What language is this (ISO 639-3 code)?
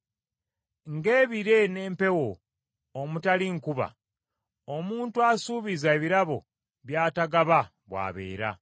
lug